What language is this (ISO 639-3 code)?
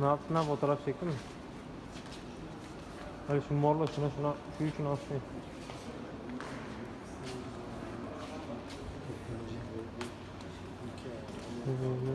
tur